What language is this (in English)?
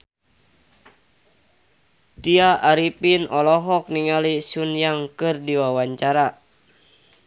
Sundanese